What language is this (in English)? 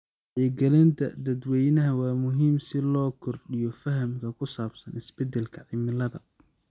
Somali